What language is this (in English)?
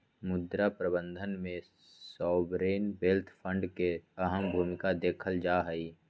Magahi